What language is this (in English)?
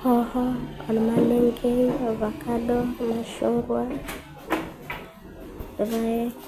Masai